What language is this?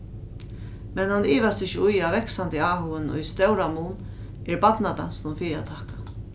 Faroese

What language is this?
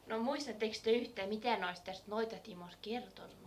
Finnish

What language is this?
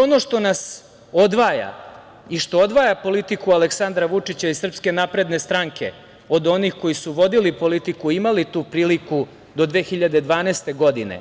Serbian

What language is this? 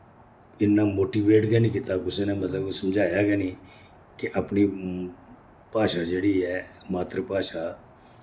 Dogri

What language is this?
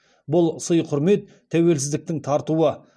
Kazakh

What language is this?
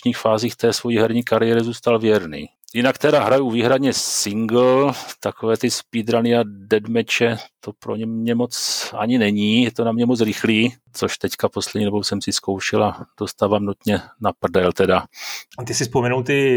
Czech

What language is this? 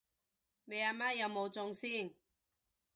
Cantonese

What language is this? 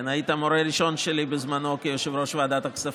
Hebrew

